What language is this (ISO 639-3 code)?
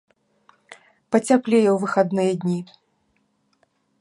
bel